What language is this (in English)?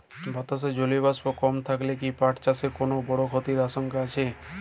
Bangla